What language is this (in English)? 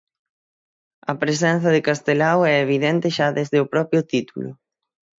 Galician